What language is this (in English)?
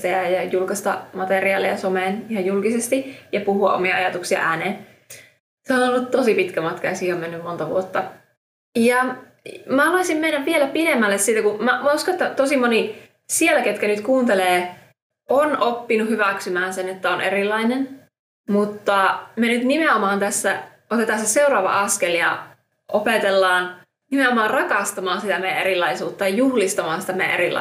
Finnish